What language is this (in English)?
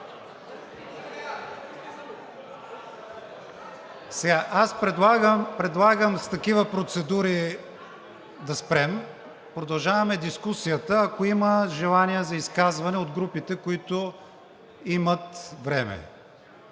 Bulgarian